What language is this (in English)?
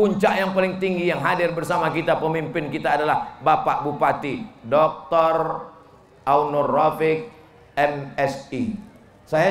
Indonesian